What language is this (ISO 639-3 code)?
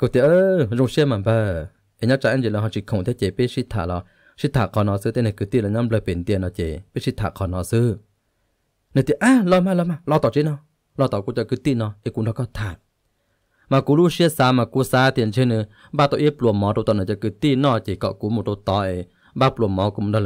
tha